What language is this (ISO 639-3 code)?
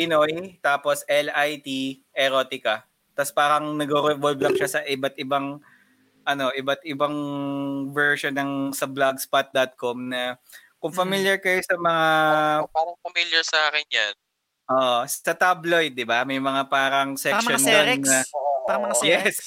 fil